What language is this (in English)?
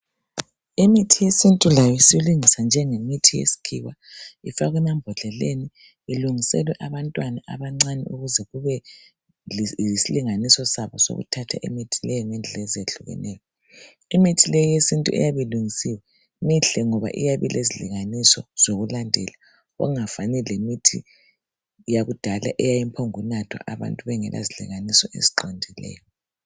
North Ndebele